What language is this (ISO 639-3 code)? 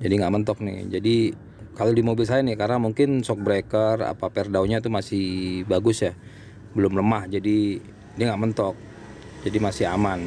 ind